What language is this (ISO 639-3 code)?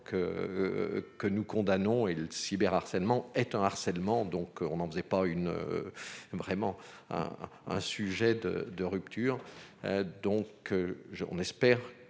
fra